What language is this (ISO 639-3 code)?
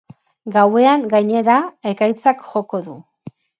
eus